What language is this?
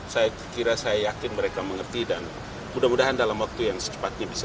Indonesian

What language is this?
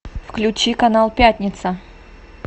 Russian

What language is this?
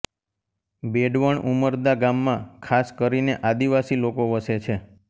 Gujarati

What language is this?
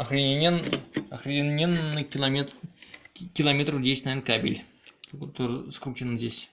Russian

